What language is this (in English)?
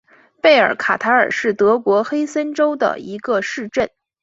Chinese